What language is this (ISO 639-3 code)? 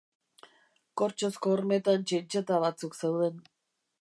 eus